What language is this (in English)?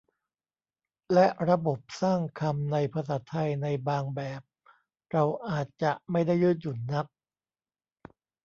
Thai